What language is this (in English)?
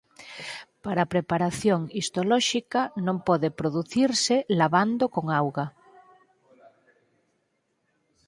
Galician